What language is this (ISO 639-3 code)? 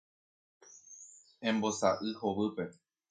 grn